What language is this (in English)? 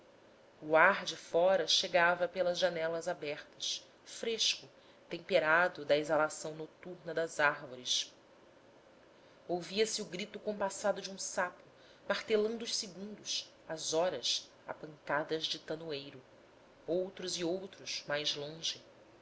Portuguese